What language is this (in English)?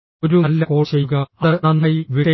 Malayalam